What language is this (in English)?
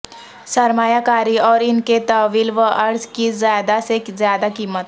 Urdu